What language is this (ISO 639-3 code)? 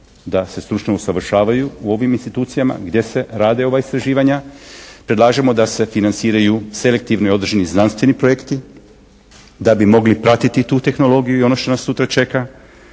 hrv